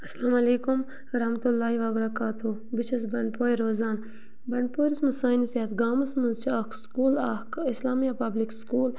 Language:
Kashmiri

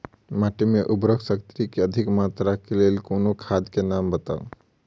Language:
Maithili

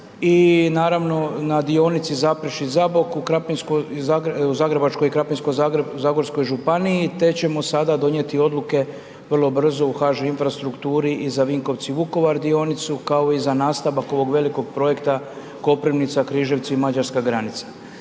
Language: Croatian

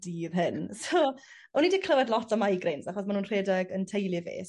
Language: Welsh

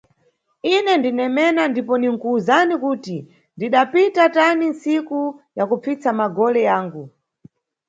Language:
Nyungwe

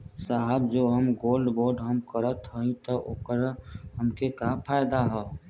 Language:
Bhojpuri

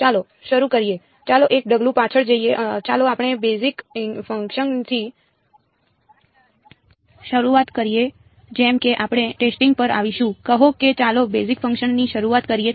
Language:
Gujarati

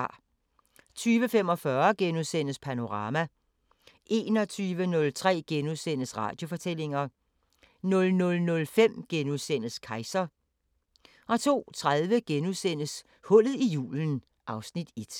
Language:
Danish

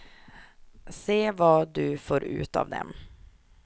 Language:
Swedish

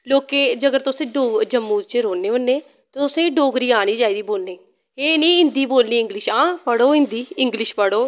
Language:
Dogri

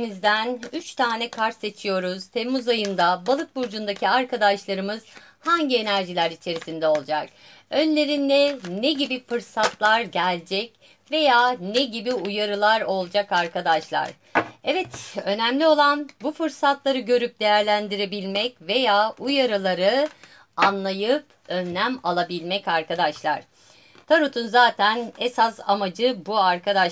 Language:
Turkish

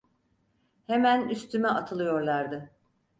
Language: Turkish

